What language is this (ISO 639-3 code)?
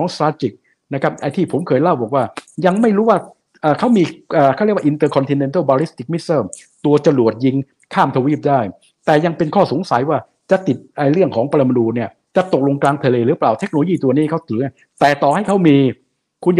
tha